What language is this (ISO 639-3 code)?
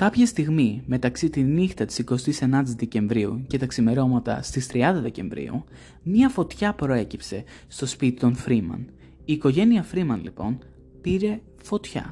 ell